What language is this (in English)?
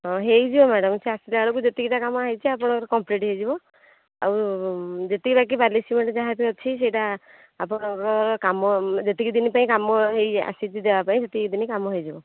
Odia